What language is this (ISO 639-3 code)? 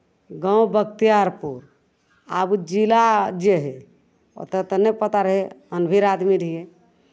mai